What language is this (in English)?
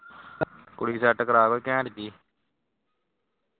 Punjabi